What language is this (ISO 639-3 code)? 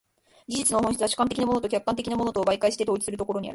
jpn